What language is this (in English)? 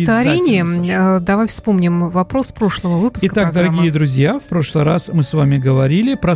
Russian